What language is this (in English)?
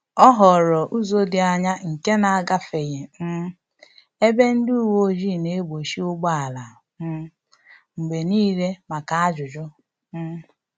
Igbo